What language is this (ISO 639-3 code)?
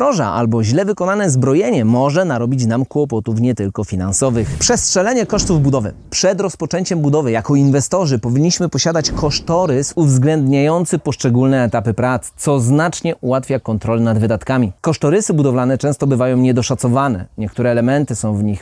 pol